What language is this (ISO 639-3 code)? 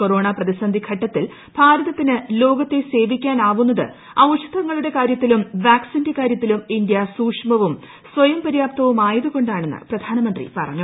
mal